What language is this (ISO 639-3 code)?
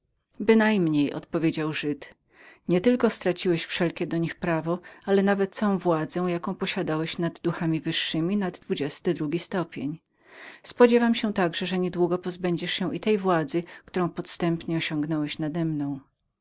pol